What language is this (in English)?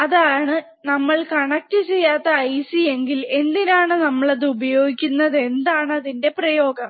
Malayalam